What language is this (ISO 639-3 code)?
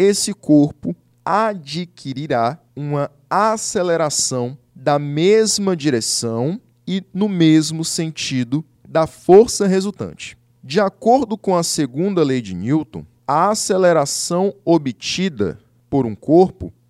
por